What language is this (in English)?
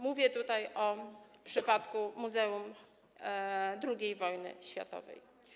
Polish